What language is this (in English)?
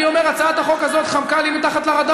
Hebrew